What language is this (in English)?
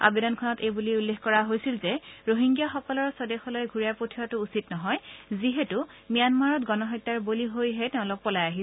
Assamese